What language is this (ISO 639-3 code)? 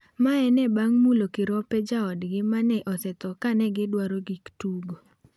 luo